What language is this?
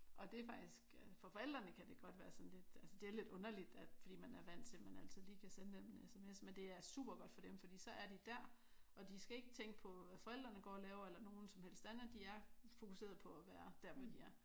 Danish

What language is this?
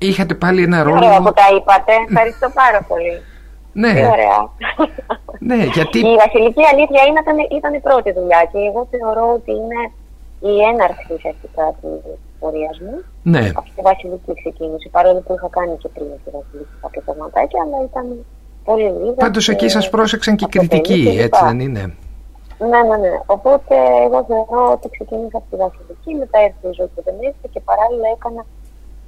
Greek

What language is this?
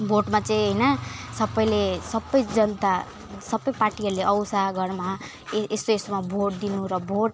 Nepali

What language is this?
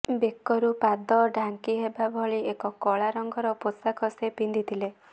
Odia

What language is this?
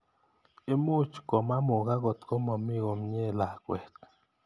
Kalenjin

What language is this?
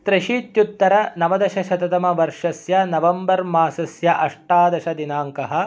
Sanskrit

